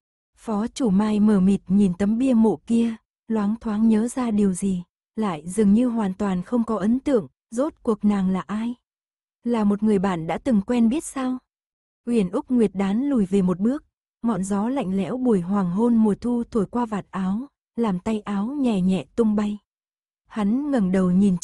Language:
Vietnamese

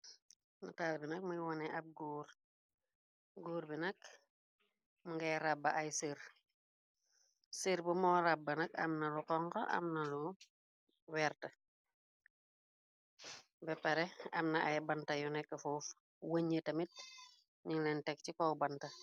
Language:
Wolof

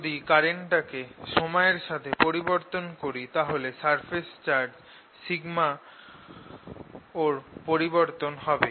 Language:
Bangla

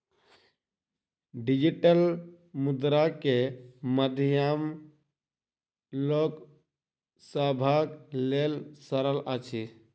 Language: Maithili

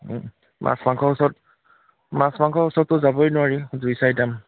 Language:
Assamese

